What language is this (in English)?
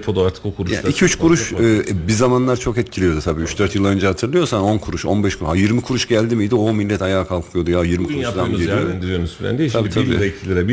Turkish